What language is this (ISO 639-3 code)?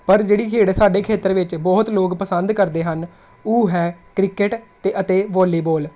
pan